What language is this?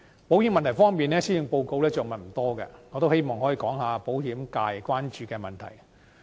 Cantonese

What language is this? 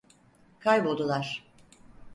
Turkish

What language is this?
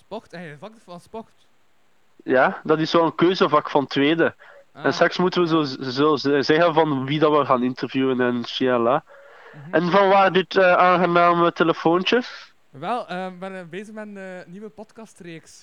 Dutch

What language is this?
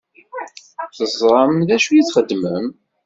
Kabyle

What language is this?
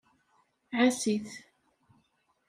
Kabyle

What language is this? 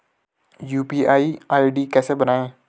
Hindi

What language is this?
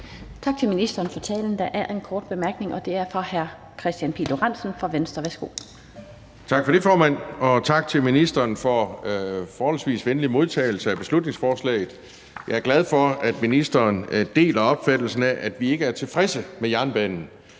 Danish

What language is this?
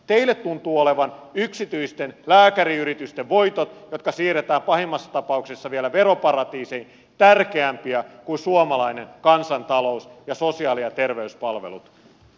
Finnish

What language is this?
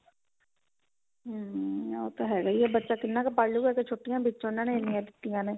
Punjabi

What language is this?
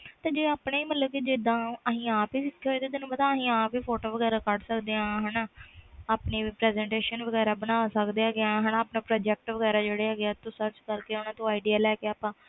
Punjabi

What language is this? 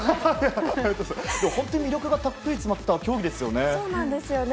Japanese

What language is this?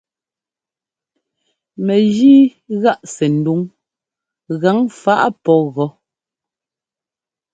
Ngomba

